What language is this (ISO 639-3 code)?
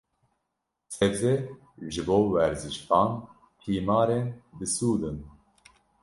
kur